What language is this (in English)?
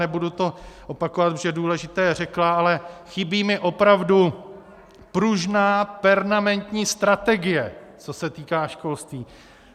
Czech